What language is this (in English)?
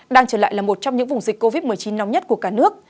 Vietnamese